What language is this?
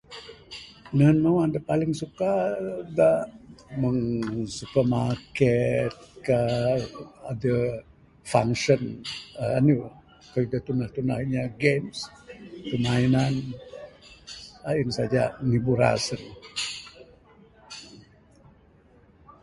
Bukar-Sadung Bidayuh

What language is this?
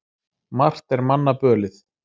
Icelandic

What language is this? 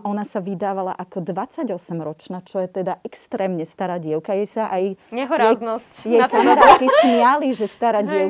Slovak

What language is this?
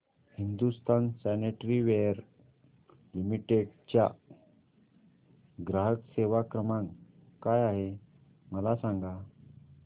Marathi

